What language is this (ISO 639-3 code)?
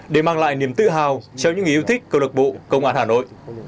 vie